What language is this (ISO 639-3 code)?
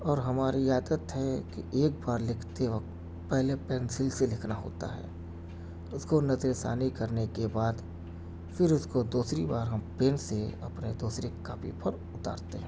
urd